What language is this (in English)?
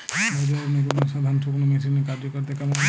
Bangla